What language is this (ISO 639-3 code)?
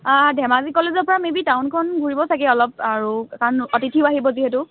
asm